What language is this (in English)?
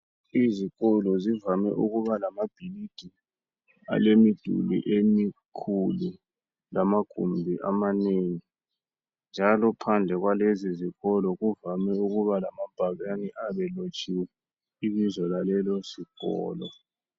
North Ndebele